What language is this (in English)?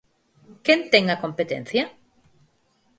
Galician